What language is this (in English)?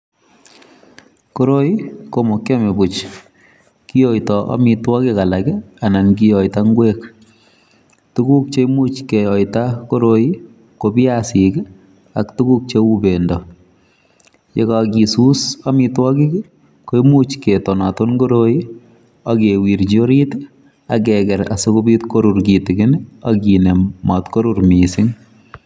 Kalenjin